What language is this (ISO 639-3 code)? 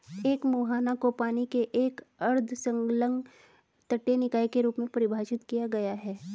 hin